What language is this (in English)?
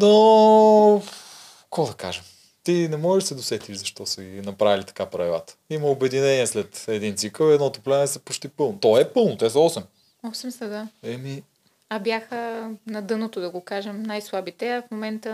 Bulgarian